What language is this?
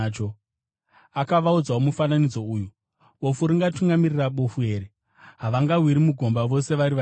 Shona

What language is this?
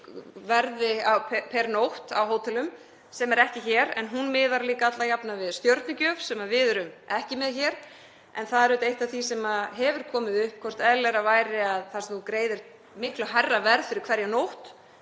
Icelandic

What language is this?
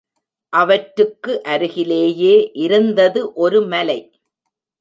Tamil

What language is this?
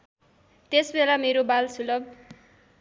Nepali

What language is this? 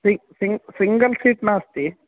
Sanskrit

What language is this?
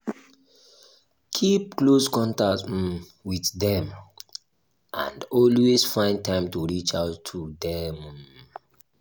Nigerian Pidgin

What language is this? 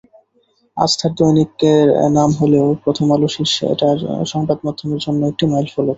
Bangla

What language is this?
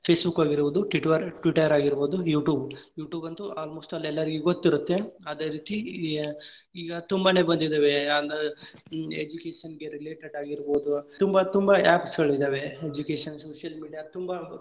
Kannada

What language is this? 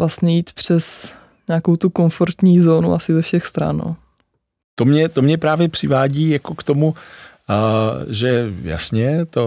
Czech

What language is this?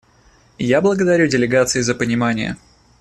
Russian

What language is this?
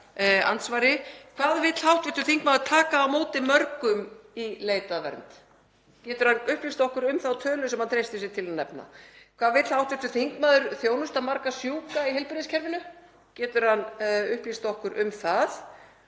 Icelandic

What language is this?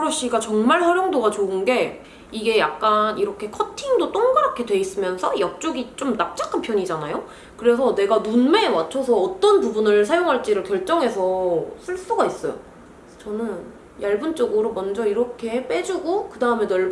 Korean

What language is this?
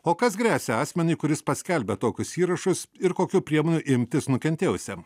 Lithuanian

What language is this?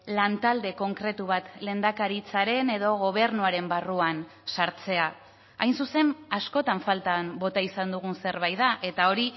Basque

